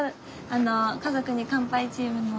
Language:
Japanese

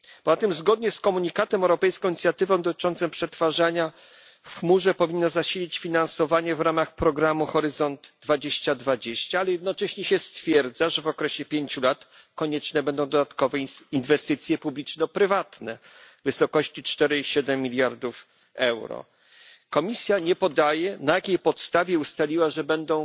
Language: Polish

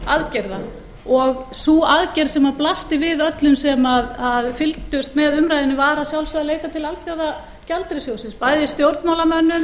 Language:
Icelandic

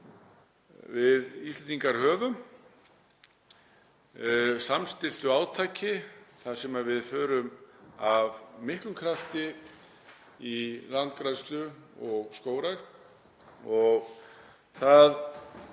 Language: Icelandic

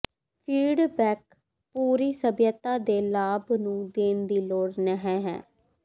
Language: Punjabi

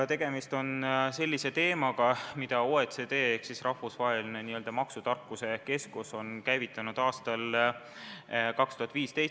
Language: Estonian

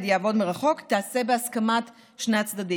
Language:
Hebrew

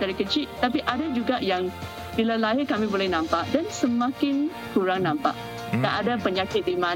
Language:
Malay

